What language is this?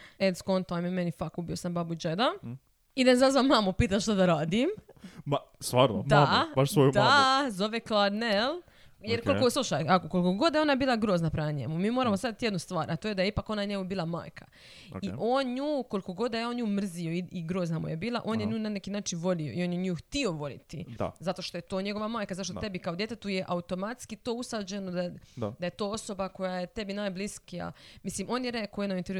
Croatian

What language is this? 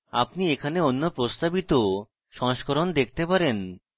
Bangla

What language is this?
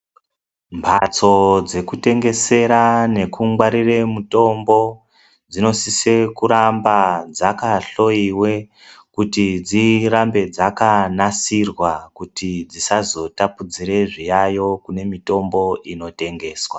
Ndau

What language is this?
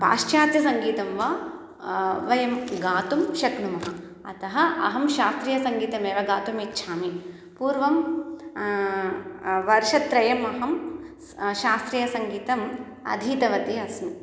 Sanskrit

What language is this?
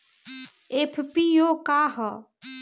Bhojpuri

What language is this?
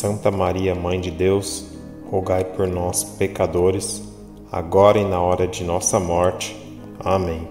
Portuguese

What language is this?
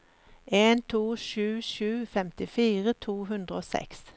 Norwegian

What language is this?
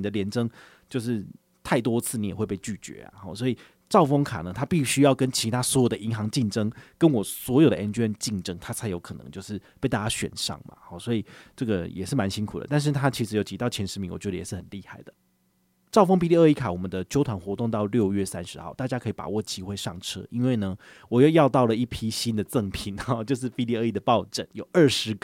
Chinese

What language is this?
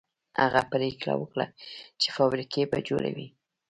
Pashto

